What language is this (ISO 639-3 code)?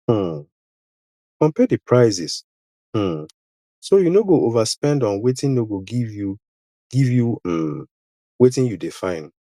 pcm